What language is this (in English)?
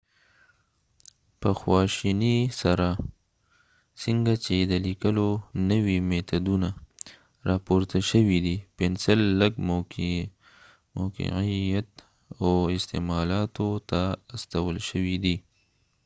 Pashto